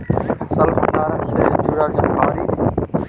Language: Magahi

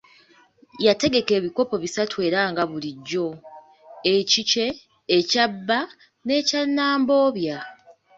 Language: Ganda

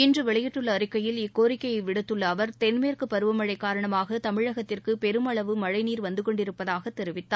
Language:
Tamil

